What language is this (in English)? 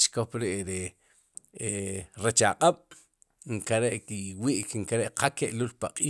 Sipacapense